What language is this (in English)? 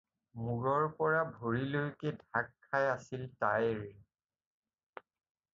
Assamese